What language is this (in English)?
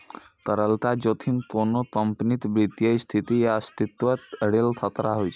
Maithili